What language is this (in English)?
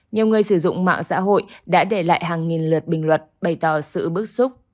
Vietnamese